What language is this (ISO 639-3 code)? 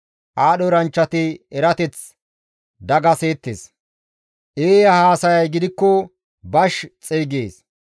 gmv